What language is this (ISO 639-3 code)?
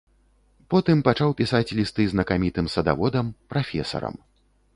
bel